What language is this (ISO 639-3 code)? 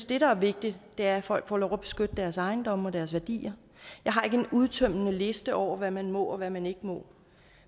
dan